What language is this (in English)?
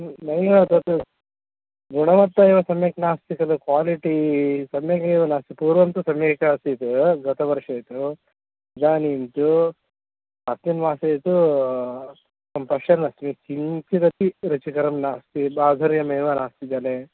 Sanskrit